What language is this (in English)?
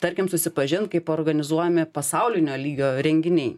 Lithuanian